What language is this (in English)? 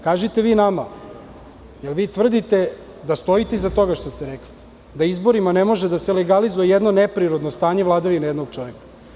Serbian